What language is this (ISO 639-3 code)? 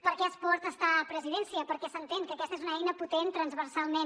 cat